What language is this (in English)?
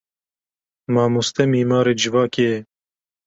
Kurdish